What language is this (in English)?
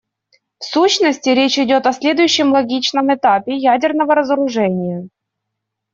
Russian